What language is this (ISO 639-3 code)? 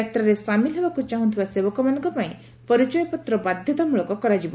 ori